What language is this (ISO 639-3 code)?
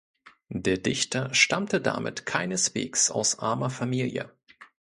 deu